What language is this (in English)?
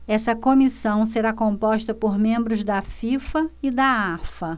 Portuguese